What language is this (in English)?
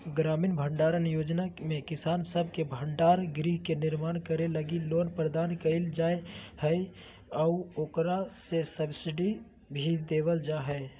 Magahi